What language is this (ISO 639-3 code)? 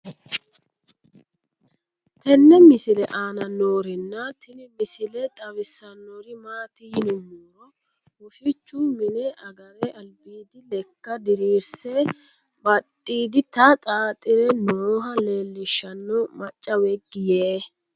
sid